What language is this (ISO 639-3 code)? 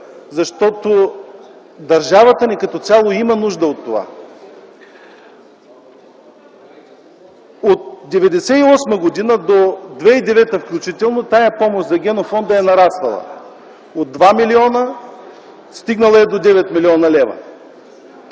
bul